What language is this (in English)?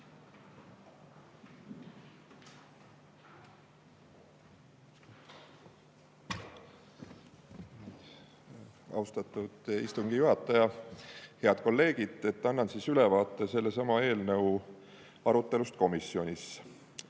Estonian